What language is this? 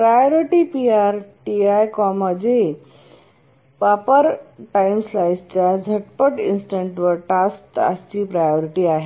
Marathi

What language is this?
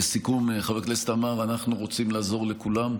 Hebrew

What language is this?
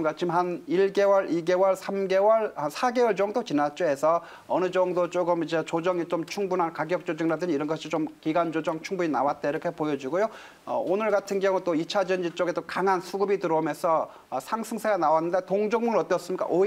Korean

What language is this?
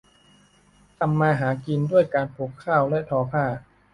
Thai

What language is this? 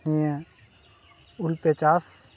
Santali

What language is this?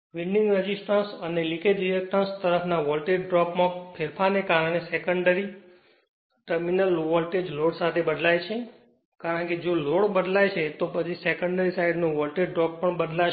Gujarati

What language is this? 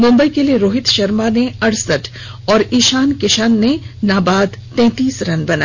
Hindi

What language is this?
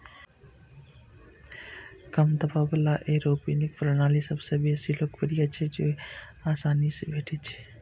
Maithili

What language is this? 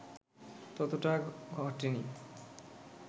Bangla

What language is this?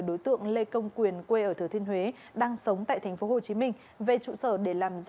Vietnamese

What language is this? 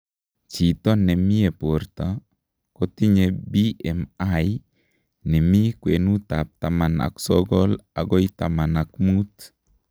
Kalenjin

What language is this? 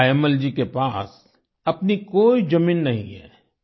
Hindi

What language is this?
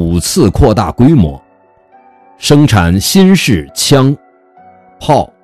Chinese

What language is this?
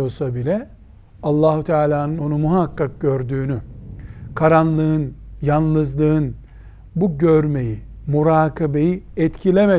Turkish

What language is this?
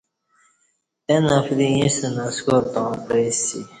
Kati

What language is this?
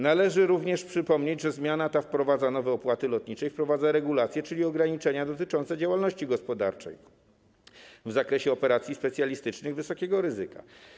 Polish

